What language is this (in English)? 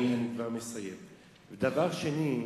Hebrew